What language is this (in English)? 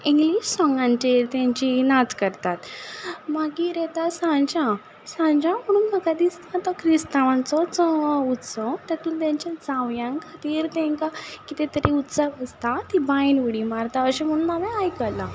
Konkani